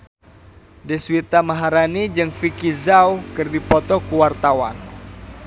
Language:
Sundanese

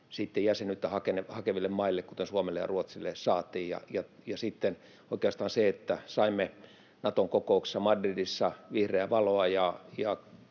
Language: Finnish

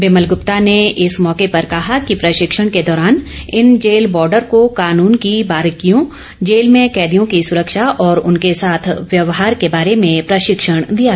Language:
Hindi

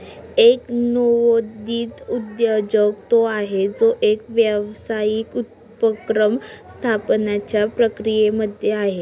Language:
Marathi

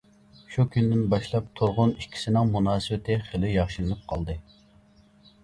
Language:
Uyghur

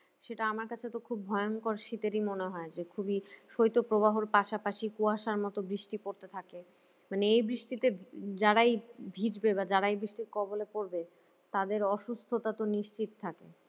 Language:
Bangla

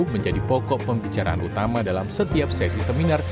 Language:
Indonesian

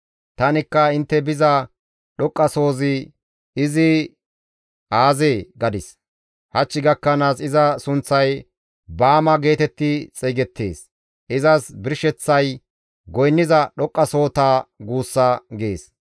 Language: Gamo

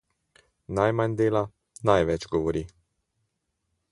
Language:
Slovenian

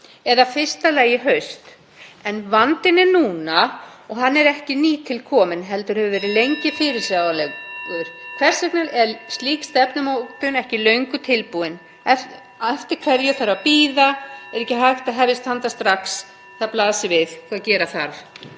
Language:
Icelandic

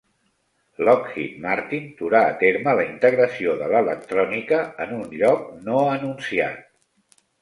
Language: Catalan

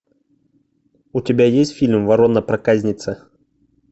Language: Russian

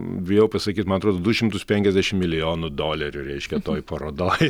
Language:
Lithuanian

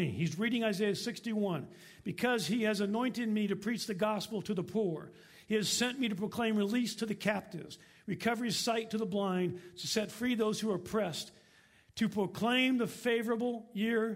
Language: English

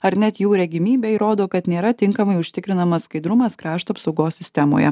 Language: Lithuanian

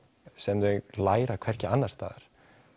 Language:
Icelandic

